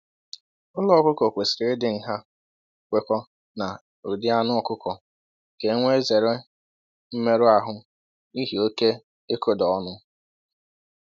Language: Igbo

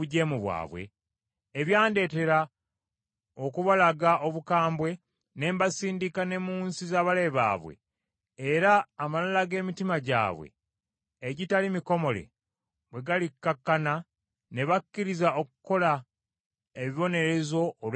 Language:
Ganda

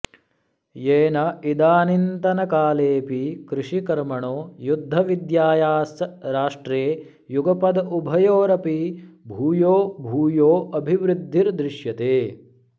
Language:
Sanskrit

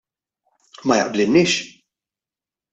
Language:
Maltese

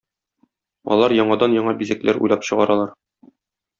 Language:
Tatar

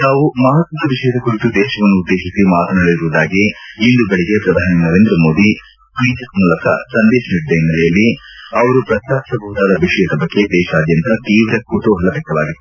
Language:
Kannada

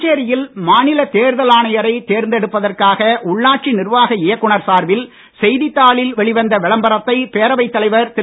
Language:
Tamil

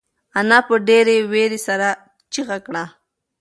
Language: Pashto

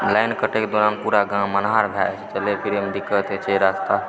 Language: Maithili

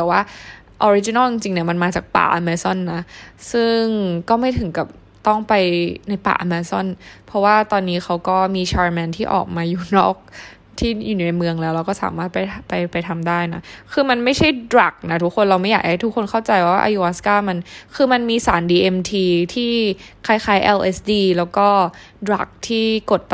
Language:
Thai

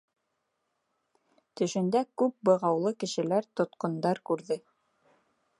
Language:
Bashkir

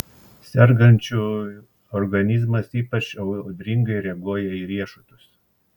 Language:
Lithuanian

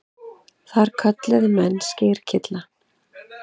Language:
Icelandic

